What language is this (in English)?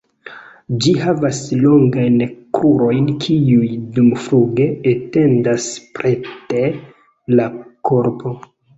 Esperanto